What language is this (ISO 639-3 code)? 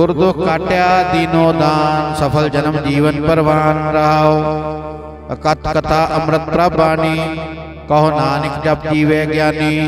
ind